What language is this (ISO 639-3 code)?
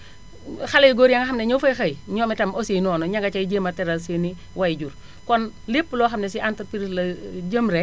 wol